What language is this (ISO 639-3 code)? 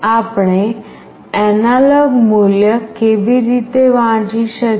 guj